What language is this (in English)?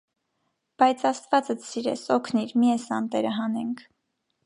Armenian